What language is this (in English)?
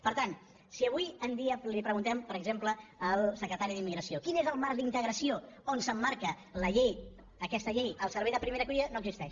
Catalan